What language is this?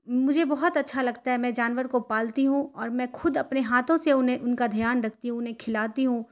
Urdu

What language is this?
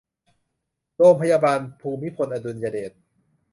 Thai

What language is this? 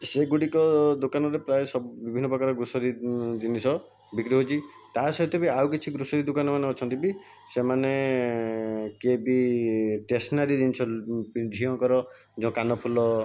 Odia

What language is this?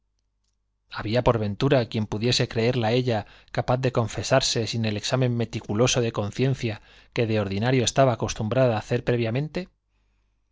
Spanish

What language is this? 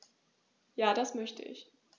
German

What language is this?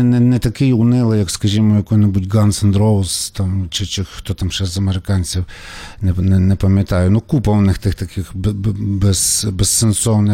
Ukrainian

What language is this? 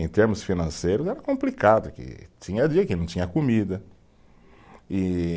Portuguese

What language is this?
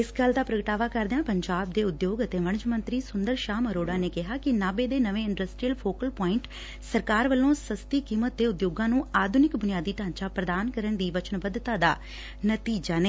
Punjabi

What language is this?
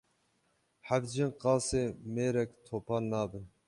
Kurdish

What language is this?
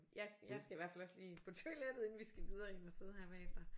Danish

